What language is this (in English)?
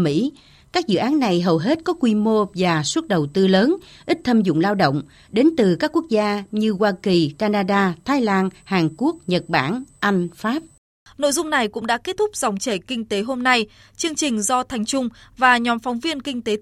Vietnamese